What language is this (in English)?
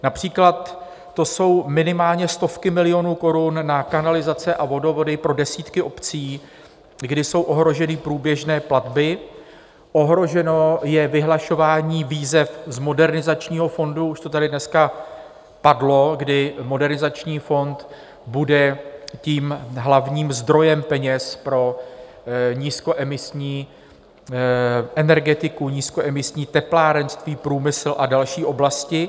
Czech